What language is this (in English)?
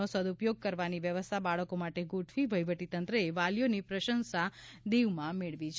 Gujarati